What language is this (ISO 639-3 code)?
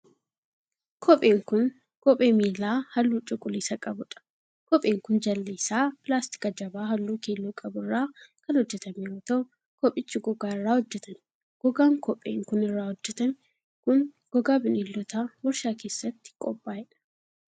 orm